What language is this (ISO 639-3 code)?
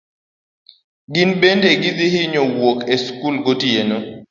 luo